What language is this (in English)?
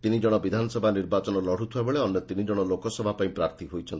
Odia